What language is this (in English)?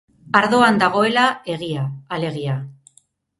Basque